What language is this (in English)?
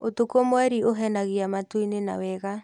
Kikuyu